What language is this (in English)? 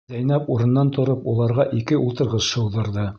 Bashkir